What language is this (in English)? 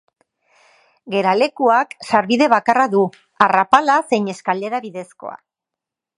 Basque